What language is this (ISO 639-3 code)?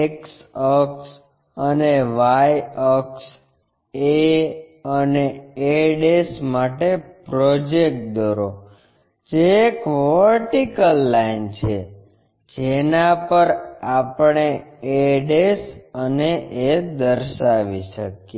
guj